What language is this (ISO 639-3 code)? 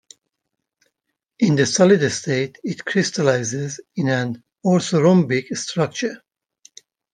eng